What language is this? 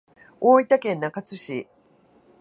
Japanese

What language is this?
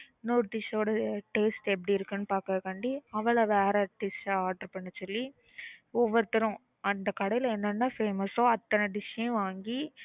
Tamil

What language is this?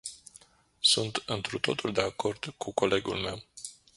Romanian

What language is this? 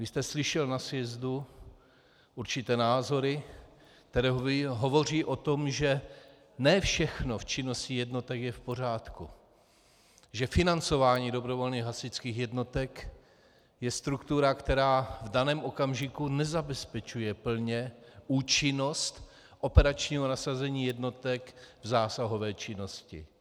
Czech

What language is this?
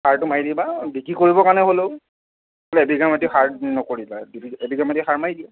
Assamese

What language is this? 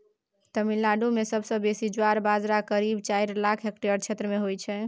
Maithili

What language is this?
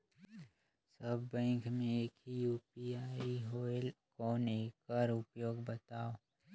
Chhattisgarhi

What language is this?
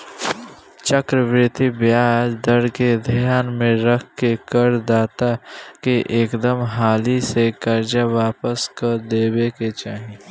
Bhojpuri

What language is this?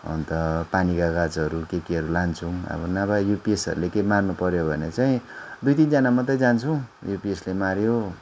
Nepali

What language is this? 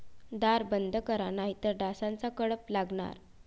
Marathi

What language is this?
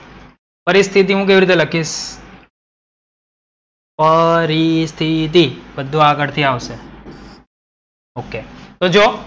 Gujarati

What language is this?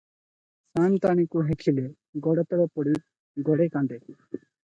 Odia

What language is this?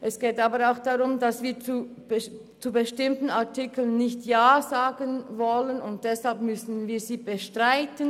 Swiss German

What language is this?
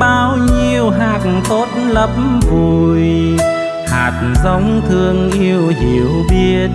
Vietnamese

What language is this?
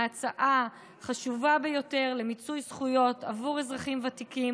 Hebrew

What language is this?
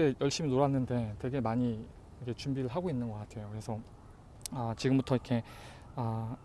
Korean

